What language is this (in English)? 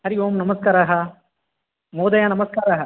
Sanskrit